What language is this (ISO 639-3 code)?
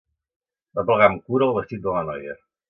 cat